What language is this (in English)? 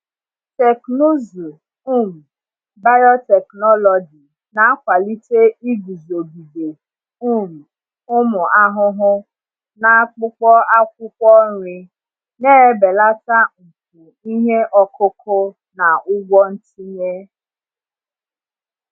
Igbo